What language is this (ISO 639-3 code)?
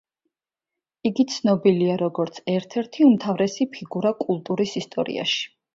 kat